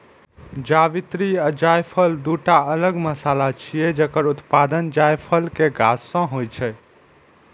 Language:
Maithili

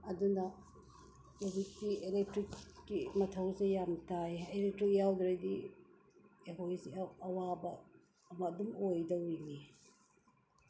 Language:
Manipuri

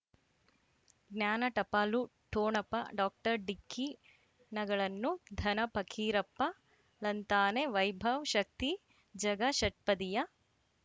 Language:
Kannada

